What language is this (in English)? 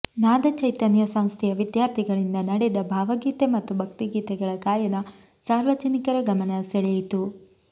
Kannada